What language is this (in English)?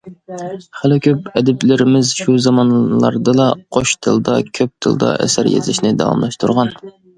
Uyghur